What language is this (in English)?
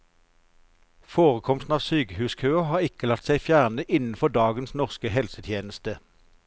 Norwegian